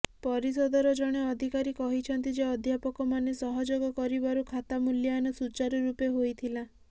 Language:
Odia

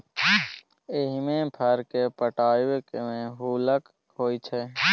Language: Maithili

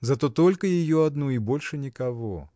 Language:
Russian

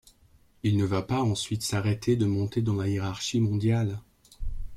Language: French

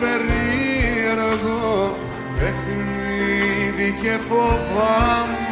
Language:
Greek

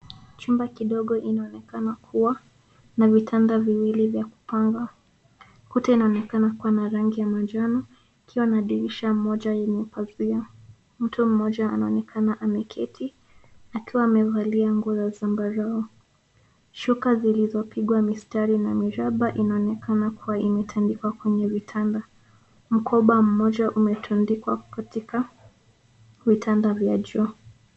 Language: Swahili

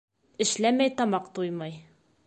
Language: Bashkir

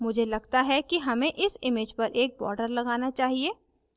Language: Hindi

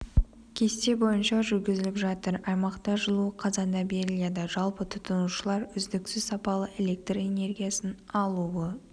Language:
Kazakh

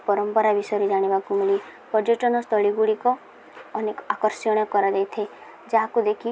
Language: Odia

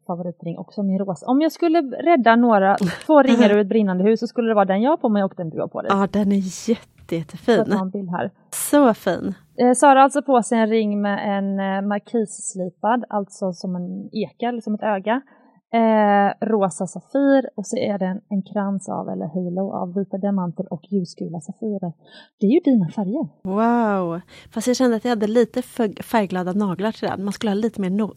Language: Swedish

